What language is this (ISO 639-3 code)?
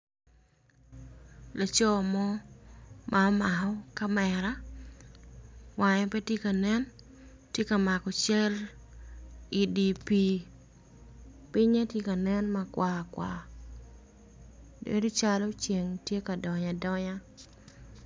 ach